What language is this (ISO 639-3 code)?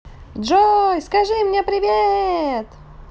rus